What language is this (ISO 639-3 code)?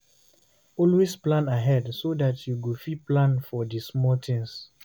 pcm